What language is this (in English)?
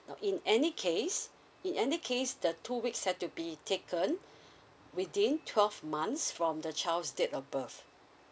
English